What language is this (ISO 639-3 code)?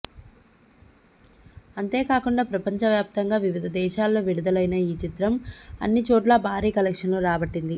tel